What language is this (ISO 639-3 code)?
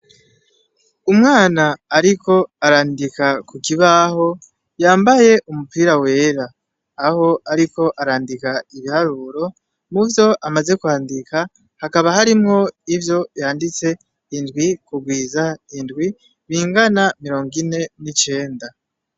run